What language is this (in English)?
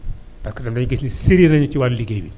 Wolof